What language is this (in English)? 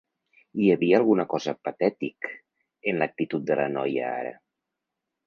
Catalan